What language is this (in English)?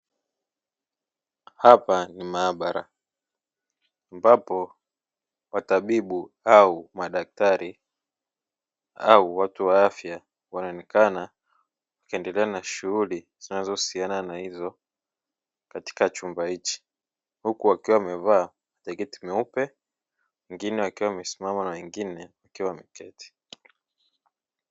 Swahili